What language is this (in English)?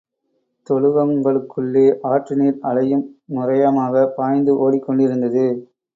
Tamil